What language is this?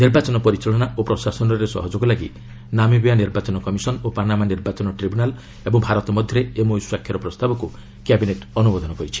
Odia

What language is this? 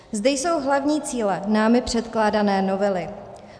Czech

